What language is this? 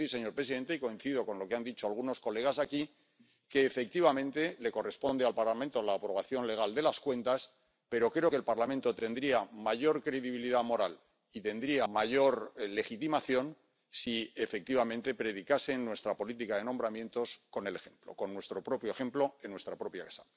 Spanish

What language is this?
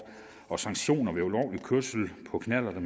Danish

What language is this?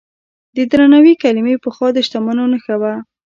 Pashto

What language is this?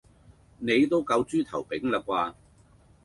Cantonese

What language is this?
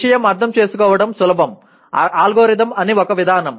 Telugu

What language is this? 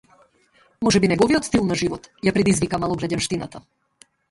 Macedonian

